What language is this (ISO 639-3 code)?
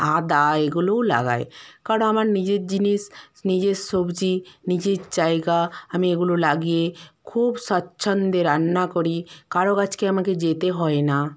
ben